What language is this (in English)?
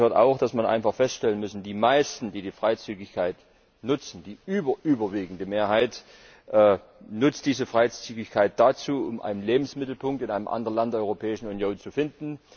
German